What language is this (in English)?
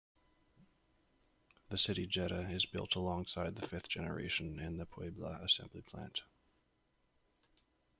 English